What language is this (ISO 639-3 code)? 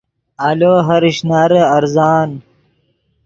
ydg